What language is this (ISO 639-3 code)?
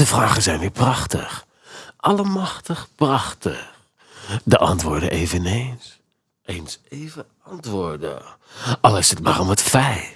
nld